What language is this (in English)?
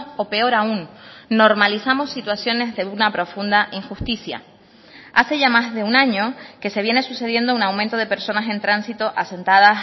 Spanish